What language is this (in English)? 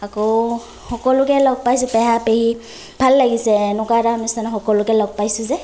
Assamese